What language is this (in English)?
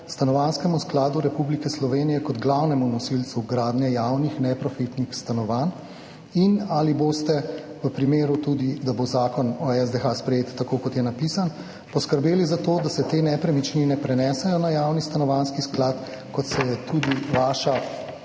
Slovenian